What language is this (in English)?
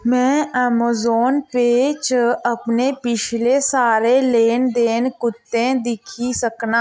Dogri